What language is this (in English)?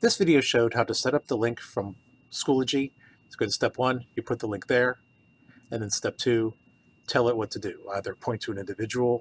English